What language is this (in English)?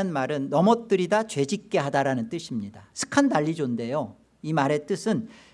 Korean